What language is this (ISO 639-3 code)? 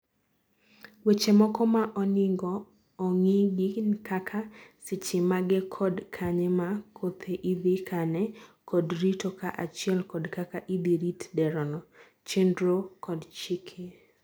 luo